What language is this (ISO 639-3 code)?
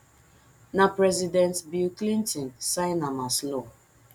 pcm